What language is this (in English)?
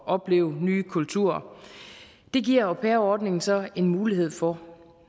Danish